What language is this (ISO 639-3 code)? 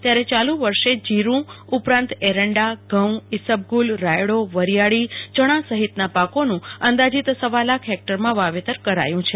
guj